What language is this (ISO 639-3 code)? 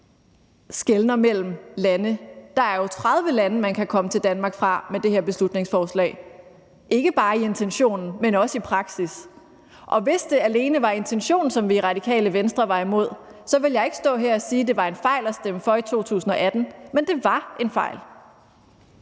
dan